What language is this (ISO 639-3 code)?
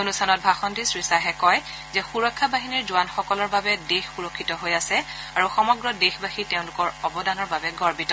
asm